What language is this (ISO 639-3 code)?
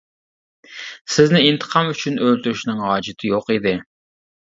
uig